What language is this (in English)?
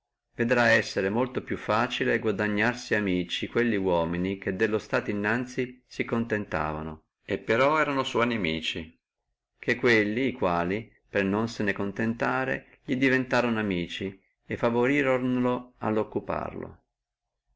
Italian